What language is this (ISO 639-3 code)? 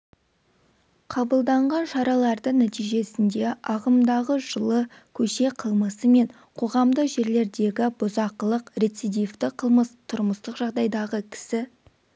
kaz